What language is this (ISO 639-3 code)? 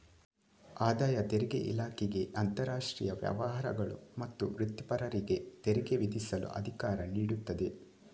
kan